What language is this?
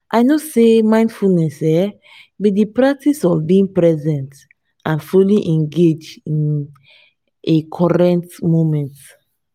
Nigerian Pidgin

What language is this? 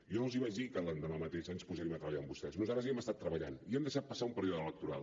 Catalan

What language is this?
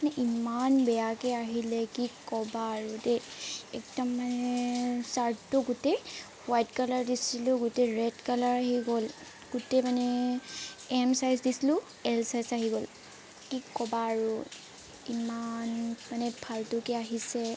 Assamese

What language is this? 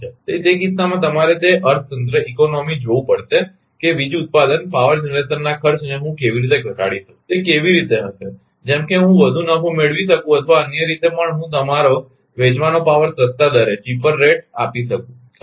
Gujarati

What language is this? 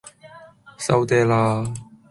Cantonese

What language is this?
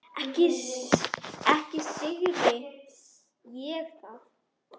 Icelandic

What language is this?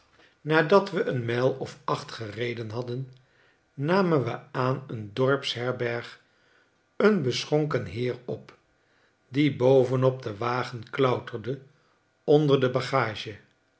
Dutch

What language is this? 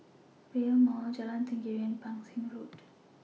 English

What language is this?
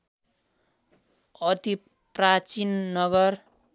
Nepali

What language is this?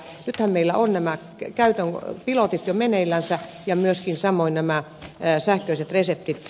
Finnish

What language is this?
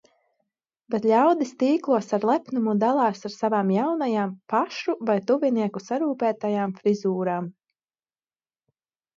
Latvian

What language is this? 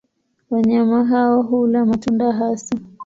Swahili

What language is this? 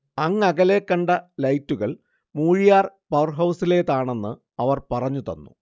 Malayalam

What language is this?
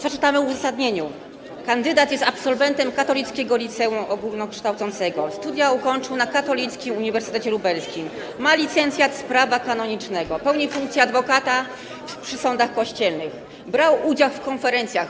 Polish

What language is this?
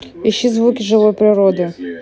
Russian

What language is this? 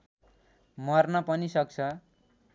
Nepali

